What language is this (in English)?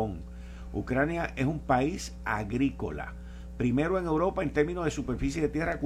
Spanish